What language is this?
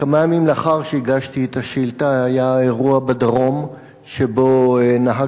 Hebrew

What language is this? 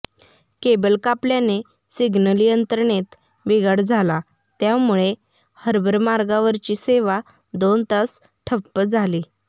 Marathi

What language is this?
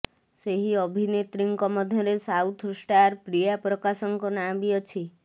Odia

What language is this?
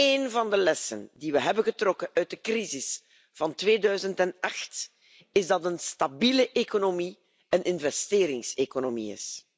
Dutch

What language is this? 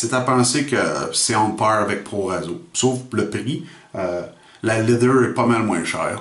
French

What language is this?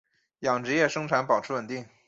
Chinese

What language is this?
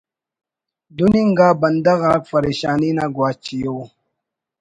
Brahui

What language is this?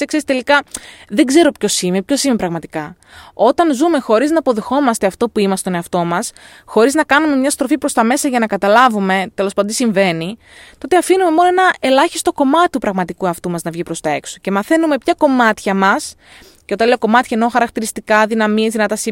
Greek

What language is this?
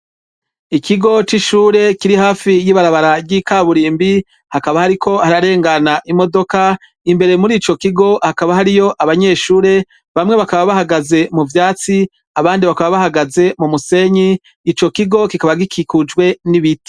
Rundi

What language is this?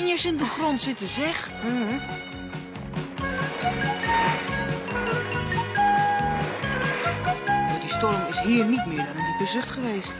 Dutch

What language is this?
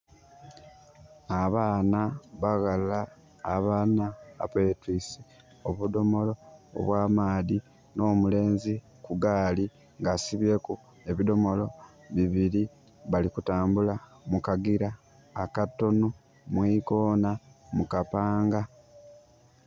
Soga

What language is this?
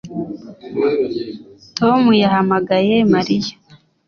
Kinyarwanda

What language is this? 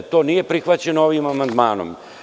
Serbian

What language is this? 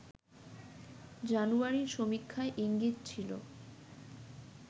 Bangla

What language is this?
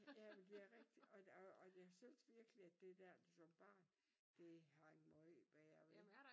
Danish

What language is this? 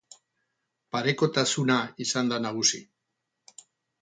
Basque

